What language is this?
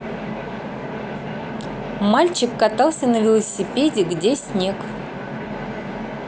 Russian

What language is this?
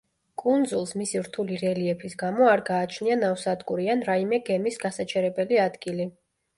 Georgian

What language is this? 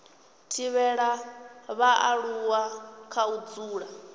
Venda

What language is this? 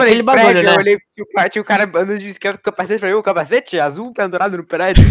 Portuguese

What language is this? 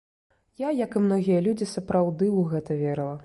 Belarusian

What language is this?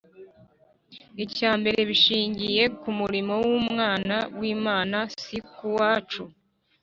Kinyarwanda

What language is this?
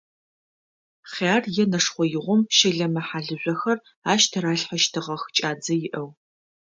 Adyghe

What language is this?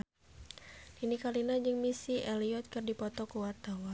Sundanese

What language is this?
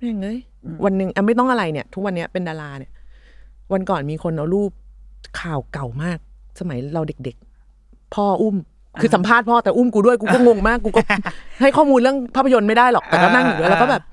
Thai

